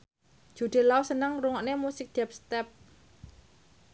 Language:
Javanese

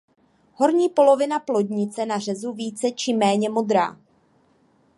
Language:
Czech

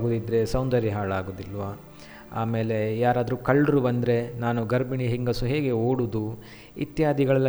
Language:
Kannada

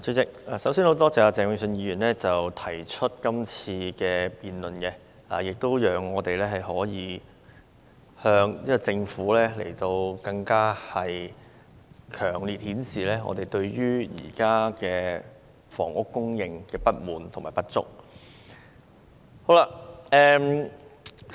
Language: Cantonese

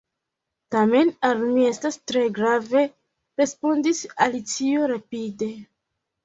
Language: Esperanto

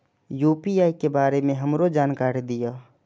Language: Maithili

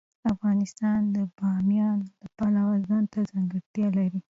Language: Pashto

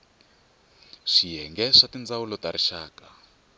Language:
Tsonga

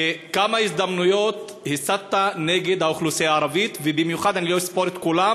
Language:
Hebrew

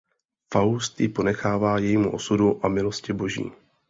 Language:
Czech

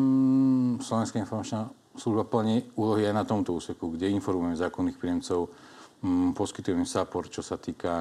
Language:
Slovak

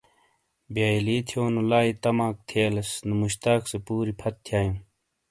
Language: Shina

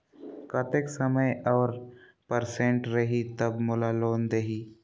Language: Chhattisgarhi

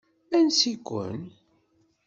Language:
Kabyle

